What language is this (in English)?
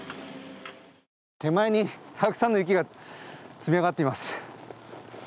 Japanese